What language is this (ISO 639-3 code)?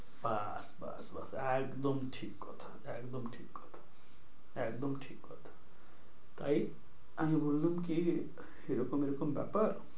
ben